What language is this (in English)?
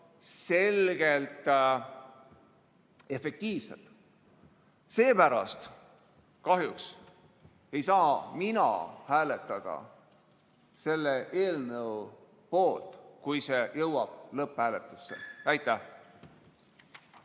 Estonian